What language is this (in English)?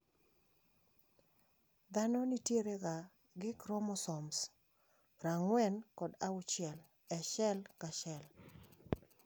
Luo (Kenya and Tanzania)